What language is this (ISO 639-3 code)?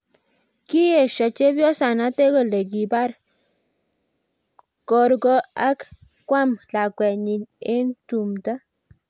kln